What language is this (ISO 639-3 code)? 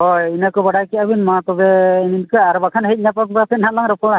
sat